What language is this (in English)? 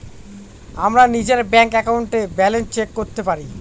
Bangla